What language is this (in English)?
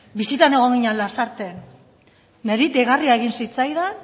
Basque